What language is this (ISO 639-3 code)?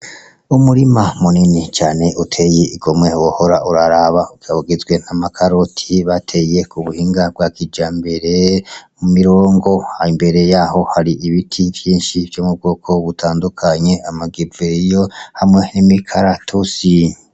run